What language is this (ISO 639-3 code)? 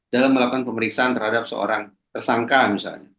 ind